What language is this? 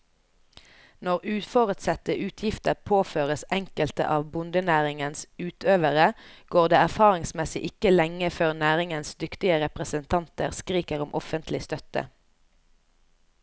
Norwegian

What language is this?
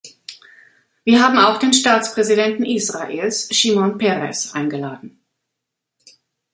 German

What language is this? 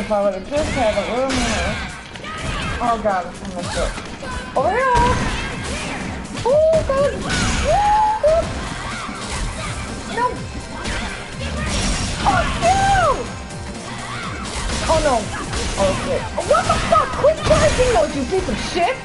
English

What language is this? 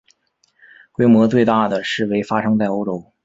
Chinese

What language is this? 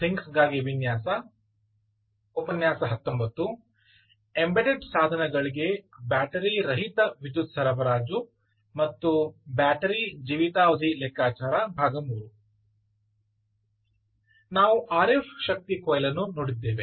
Kannada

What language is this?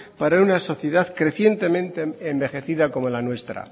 Spanish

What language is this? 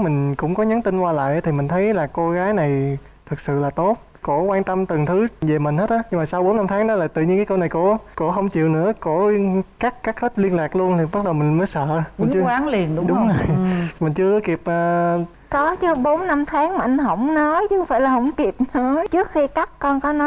Vietnamese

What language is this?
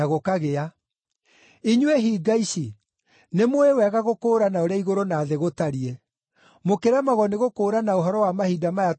Kikuyu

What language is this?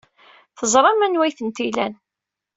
Kabyle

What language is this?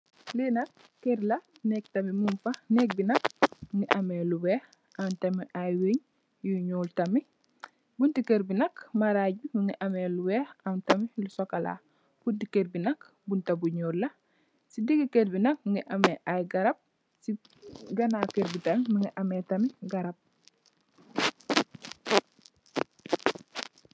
Wolof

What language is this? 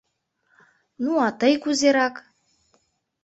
Mari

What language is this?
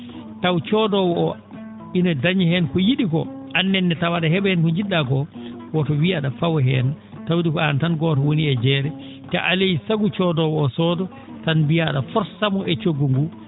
Fula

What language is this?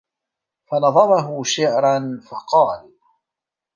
Arabic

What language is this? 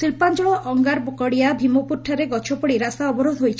Odia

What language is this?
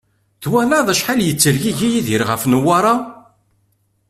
Kabyle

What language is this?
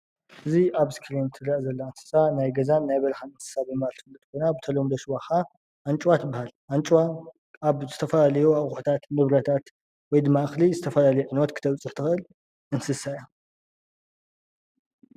Tigrinya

